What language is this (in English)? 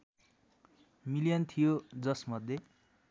Nepali